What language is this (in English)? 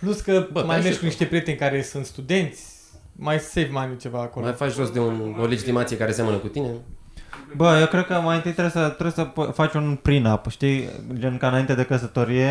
Romanian